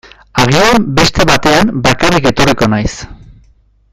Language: Basque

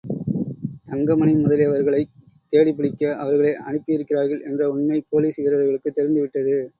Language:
Tamil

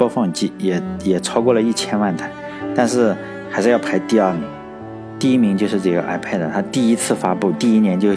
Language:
Chinese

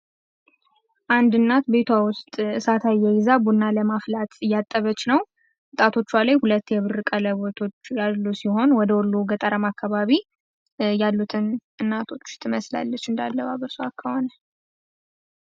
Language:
Amharic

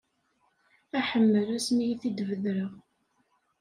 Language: Kabyle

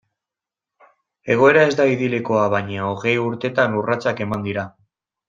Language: Basque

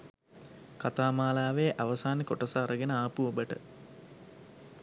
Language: Sinhala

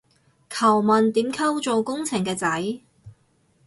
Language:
Cantonese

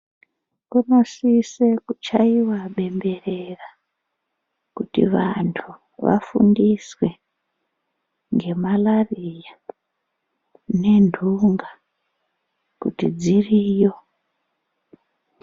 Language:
Ndau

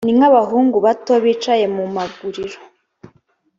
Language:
Kinyarwanda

